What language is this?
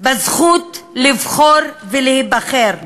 Hebrew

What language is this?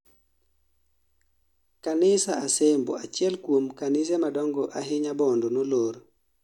Luo (Kenya and Tanzania)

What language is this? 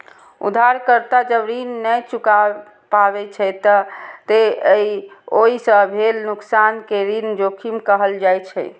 Maithili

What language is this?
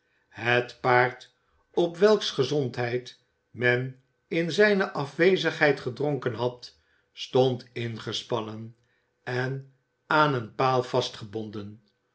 Dutch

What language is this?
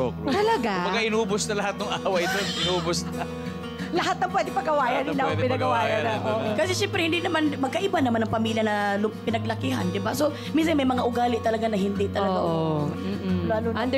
Filipino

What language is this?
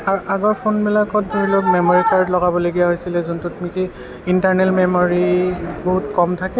Assamese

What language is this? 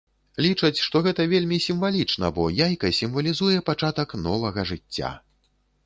Belarusian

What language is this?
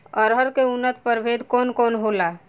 Bhojpuri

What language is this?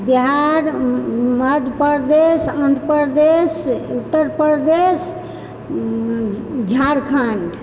Maithili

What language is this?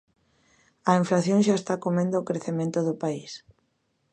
Galician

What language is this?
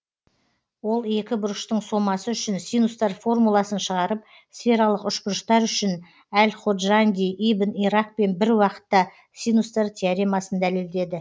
Kazakh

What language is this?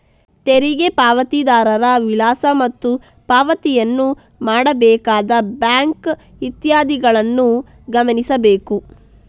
Kannada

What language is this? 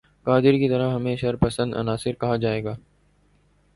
Urdu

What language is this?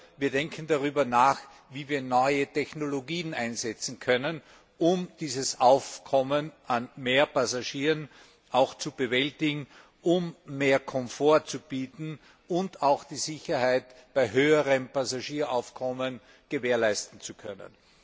German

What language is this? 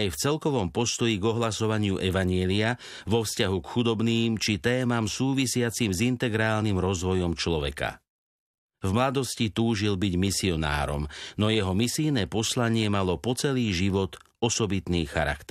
Slovak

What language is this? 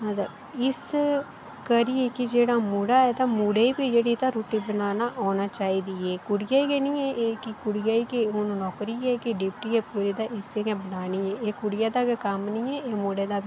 Dogri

